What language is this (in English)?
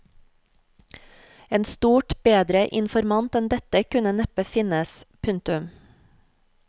Norwegian